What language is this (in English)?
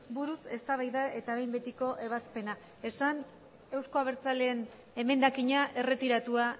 Basque